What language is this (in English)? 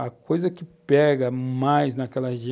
Portuguese